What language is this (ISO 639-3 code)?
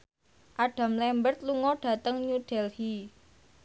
jav